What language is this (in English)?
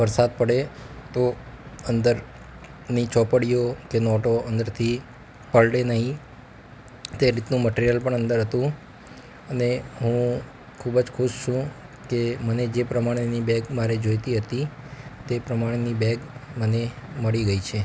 Gujarati